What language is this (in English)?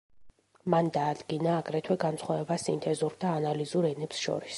Georgian